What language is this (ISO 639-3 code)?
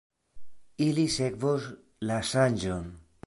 epo